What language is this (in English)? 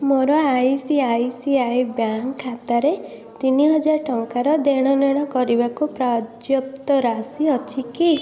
Odia